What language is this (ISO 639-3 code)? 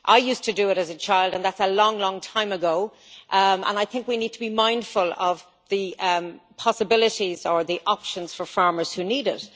eng